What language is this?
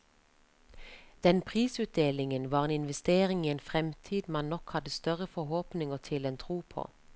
Norwegian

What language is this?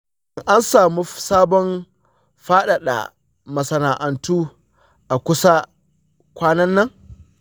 Hausa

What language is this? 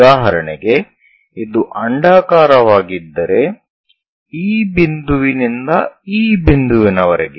Kannada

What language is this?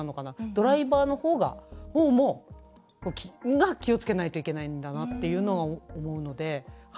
Japanese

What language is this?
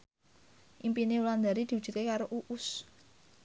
Javanese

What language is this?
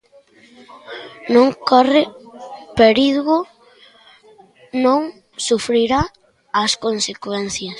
Galician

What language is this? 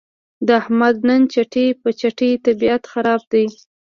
Pashto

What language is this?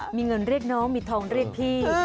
Thai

